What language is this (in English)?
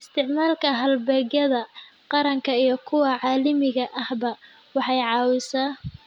Somali